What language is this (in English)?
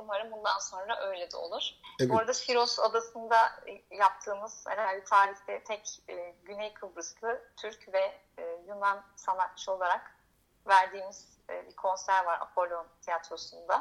Turkish